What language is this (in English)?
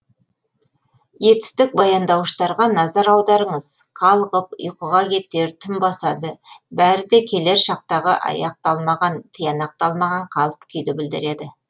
Kazakh